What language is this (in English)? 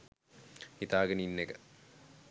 Sinhala